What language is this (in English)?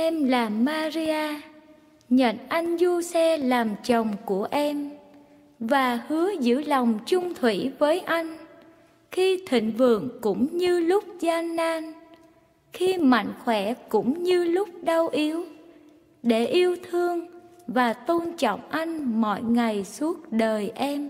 Vietnamese